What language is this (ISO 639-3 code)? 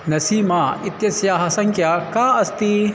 san